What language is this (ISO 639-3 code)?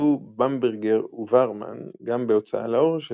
heb